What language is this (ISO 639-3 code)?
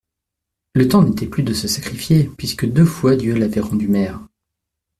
fra